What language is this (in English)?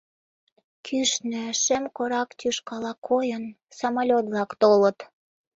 Mari